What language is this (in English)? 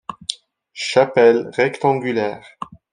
French